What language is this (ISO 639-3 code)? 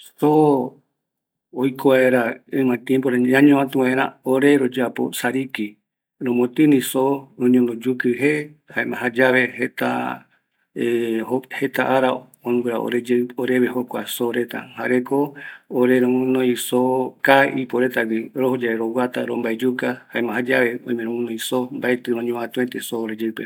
gui